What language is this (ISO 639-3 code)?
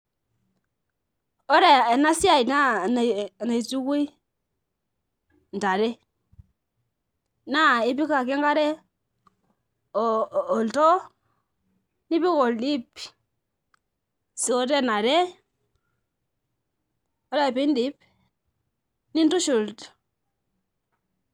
mas